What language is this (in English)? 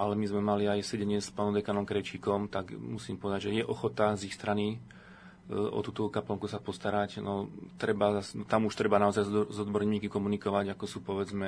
Slovak